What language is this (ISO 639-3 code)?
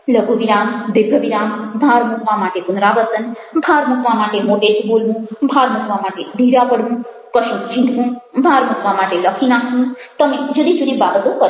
guj